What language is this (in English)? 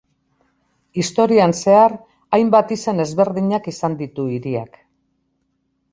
Basque